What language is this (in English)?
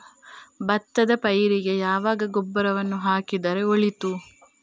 Kannada